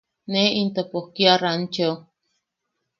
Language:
Yaqui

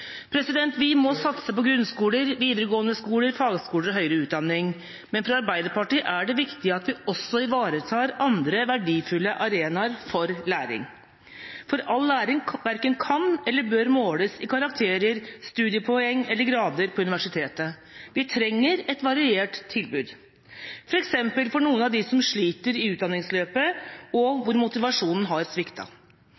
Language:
Norwegian Bokmål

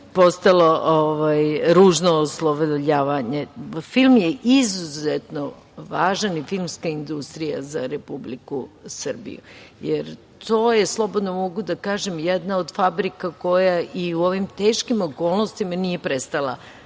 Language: Serbian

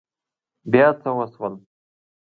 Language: Pashto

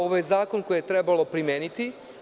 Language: Serbian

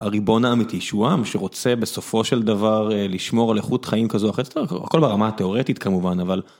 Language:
Hebrew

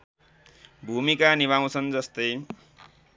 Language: Nepali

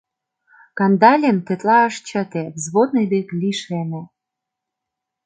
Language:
Mari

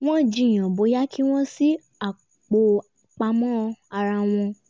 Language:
Yoruba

